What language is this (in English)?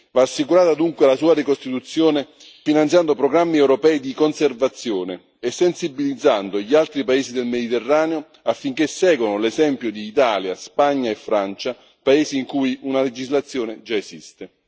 Italian